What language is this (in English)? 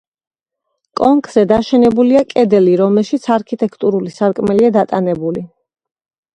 Georgian